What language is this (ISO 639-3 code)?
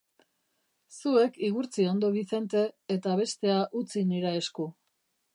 eus